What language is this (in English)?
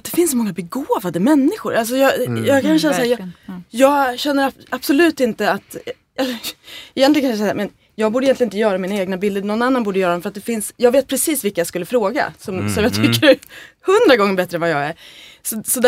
Swedish